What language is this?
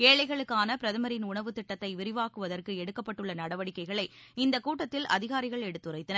Tamil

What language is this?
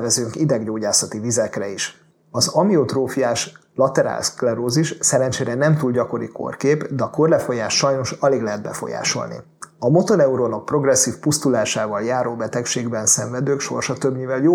Hungarian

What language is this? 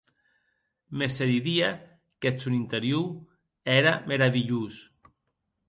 Occitan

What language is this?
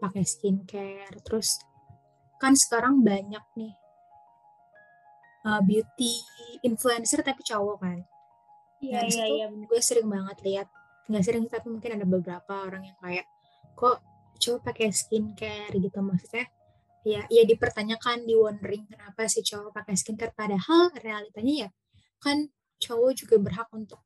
Indonesian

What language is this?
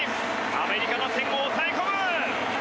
Japanese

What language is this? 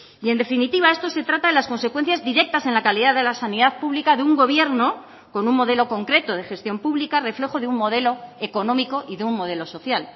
Spanish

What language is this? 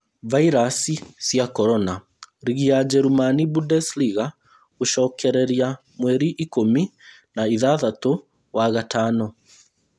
Kikuyu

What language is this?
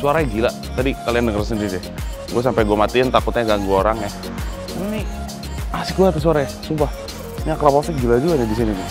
Indonesian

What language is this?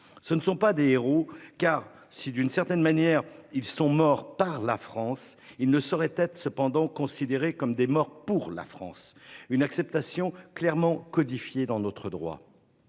French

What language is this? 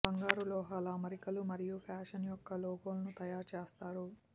Telugu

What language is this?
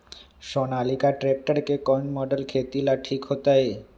Magahi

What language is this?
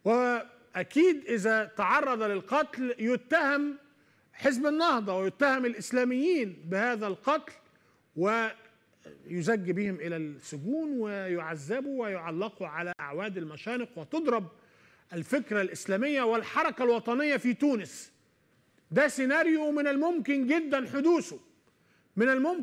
Arabic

